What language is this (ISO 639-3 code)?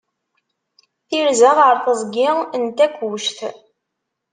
kab